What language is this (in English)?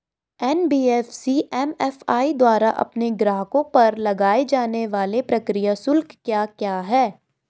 Hindi